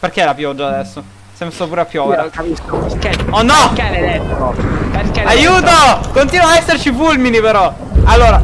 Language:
Italian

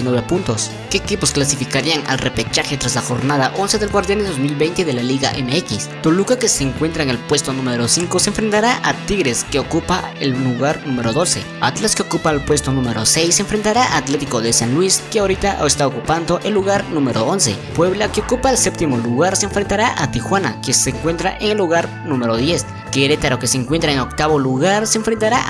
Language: Spanish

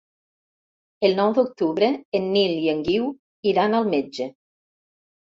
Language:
Catalan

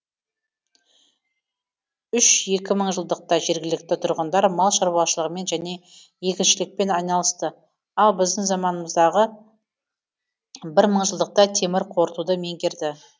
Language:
Kazakh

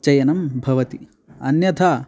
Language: Sanskrit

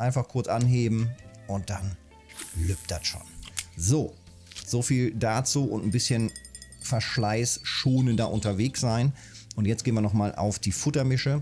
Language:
German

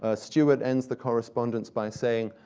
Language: English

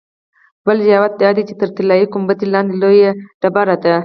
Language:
Pashto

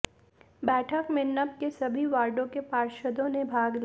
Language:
Hindi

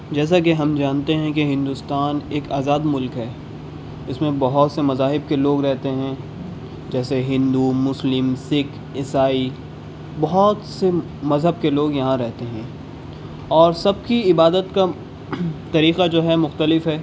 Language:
Urdu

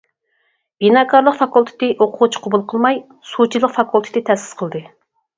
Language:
Uyghur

